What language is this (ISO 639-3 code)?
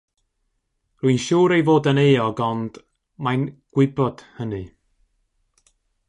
cym